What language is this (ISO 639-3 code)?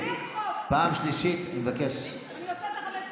heb